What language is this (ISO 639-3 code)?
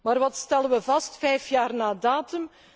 nld